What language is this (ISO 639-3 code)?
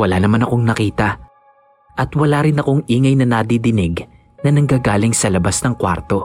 fil